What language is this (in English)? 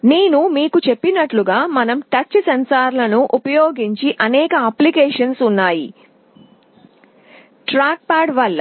Telugu